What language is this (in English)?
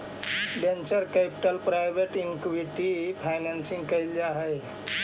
Magahi